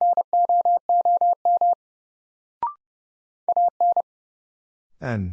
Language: English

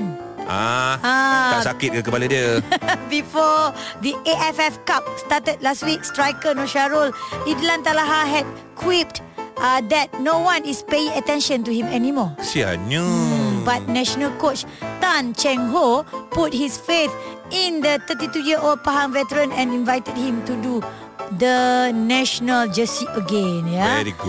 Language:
Malay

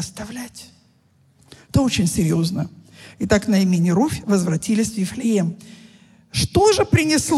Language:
Russian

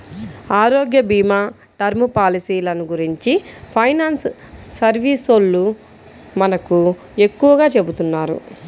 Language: Telugu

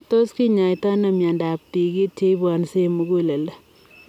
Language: Kalenjin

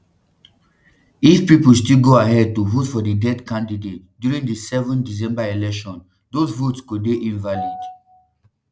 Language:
Nigerian Pidgin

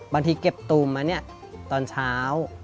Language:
Thai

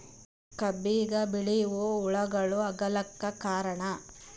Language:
Kannada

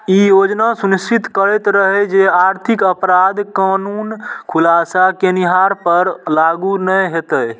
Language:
Maithili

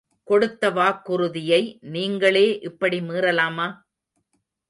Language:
Tamil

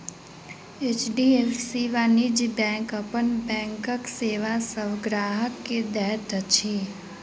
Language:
Maithili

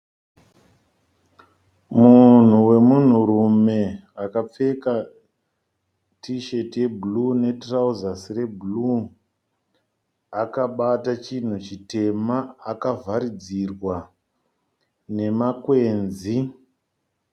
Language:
Shona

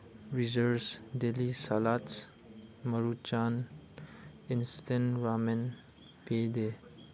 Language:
Manipuri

